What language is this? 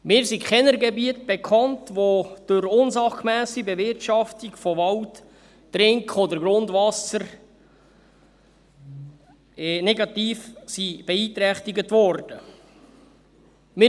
Swiss German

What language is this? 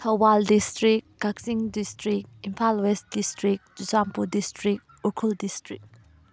Manipuri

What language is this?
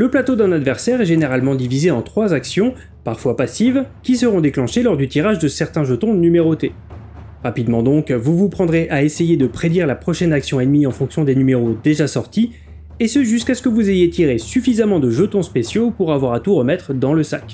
French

